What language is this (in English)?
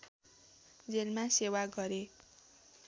Nepali